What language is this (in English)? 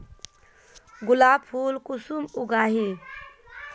Magahi